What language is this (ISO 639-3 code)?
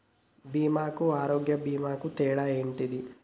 tel